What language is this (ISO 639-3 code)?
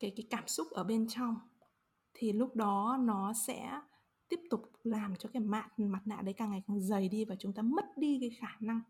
vie